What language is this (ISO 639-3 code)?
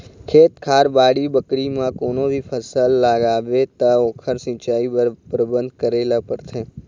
hne